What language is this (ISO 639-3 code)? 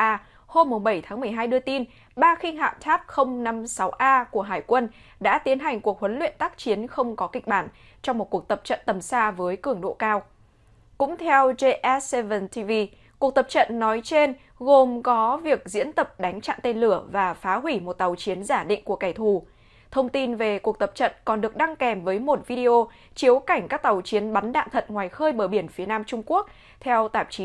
vie